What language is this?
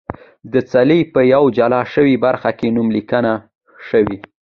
Pashto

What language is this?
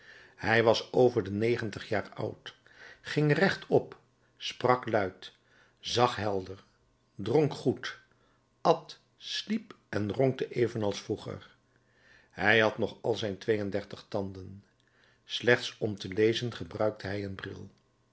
Dutch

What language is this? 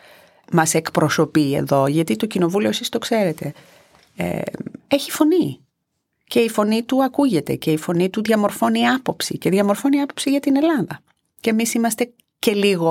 Greek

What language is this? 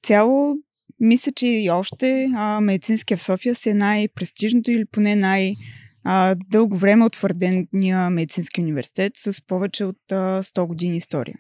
Bulgarian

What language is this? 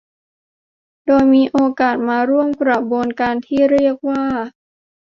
Thai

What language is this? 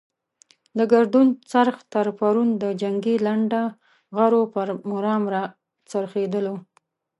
Pashto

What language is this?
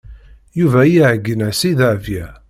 Kabyle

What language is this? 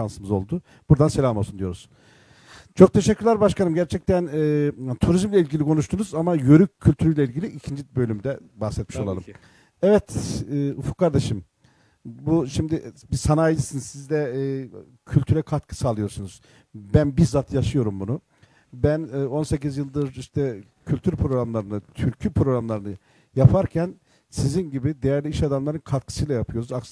Turkish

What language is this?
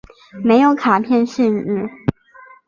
Chinese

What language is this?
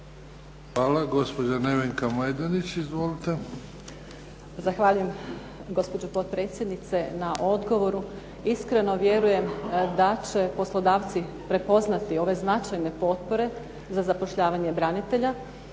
Croatian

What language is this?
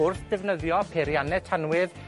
Welsh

